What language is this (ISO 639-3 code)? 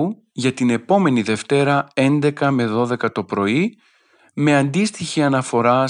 ell